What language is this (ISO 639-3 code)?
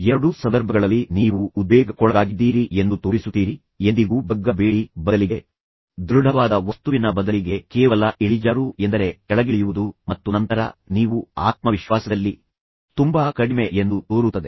kan